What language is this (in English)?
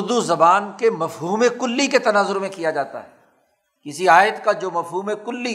Urdu